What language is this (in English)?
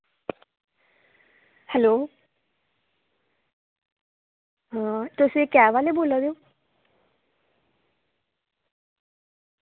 Dogri